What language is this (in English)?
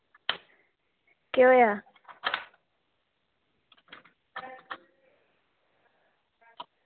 Dogri